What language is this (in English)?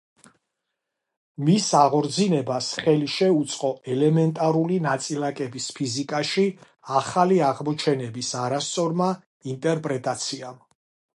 Georgian